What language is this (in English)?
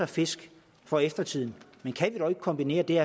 Danish